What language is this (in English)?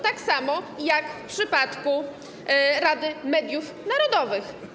Polish